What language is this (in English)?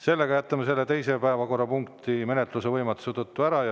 Estonian